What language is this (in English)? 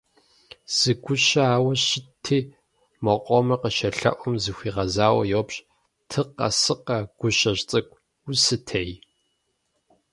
Kabardian